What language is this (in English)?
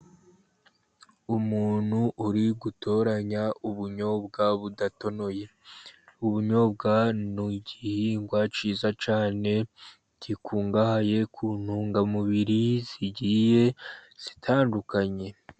Kinyarwanda